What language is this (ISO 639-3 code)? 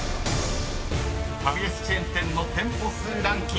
jpn